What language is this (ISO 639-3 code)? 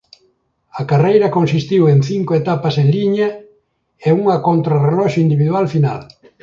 glg